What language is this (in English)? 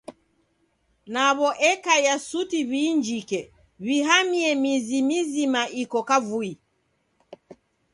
Taita